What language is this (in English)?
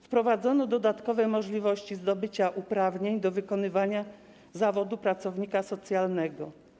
Polish